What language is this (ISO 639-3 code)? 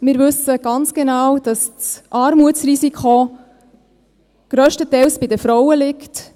gsw